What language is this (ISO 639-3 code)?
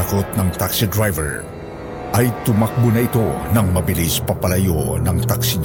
fil